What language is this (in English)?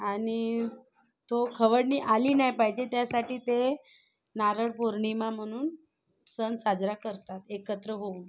Marathi